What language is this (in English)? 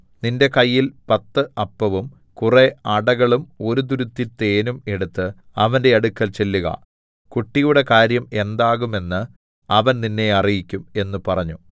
Malayalam